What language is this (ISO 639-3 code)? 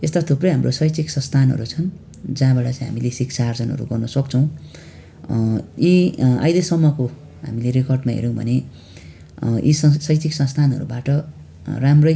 nep